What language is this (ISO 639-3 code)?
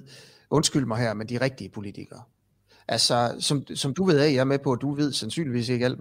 dan